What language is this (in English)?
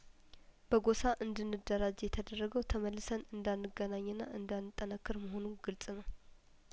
Amharic